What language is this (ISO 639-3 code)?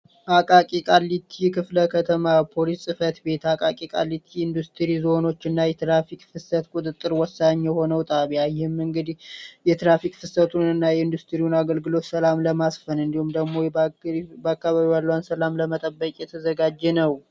amh